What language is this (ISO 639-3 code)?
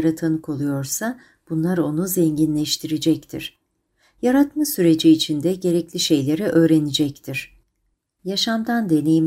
tur